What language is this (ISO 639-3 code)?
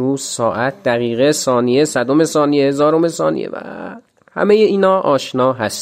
fas